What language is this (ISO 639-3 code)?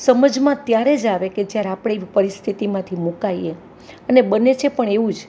guj